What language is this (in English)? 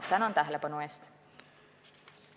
Estonian